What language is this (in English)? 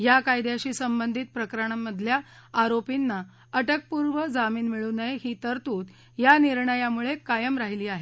Marathi